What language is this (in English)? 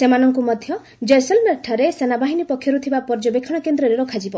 Odia